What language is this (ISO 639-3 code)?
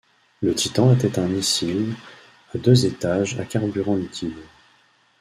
fra